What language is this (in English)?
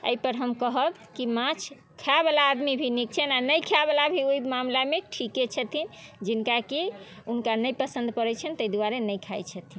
Maithili